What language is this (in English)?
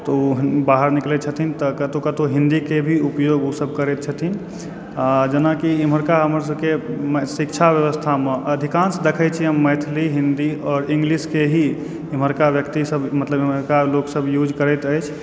Maithili